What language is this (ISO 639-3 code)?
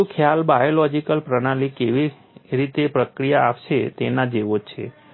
guj